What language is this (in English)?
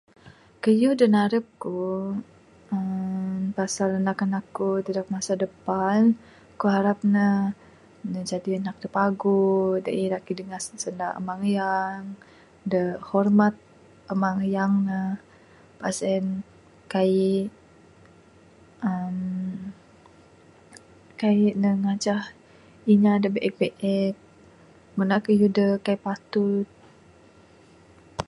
Bukar-Sadung Bidayuh